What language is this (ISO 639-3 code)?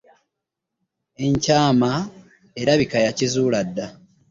lug